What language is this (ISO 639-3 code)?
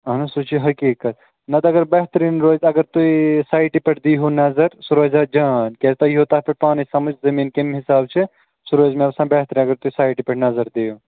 kas